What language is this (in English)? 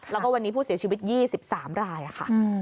Thai